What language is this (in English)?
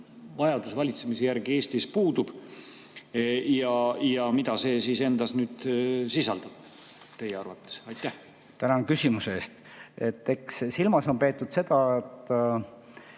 Estonian